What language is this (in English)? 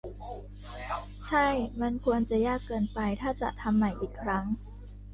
Thai